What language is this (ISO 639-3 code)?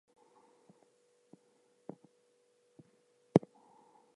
eng